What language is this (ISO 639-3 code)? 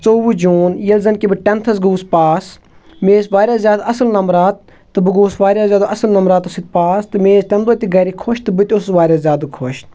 kas